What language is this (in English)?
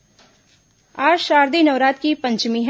Hindi